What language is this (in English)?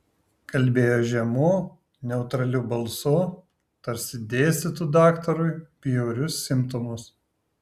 Lithuanian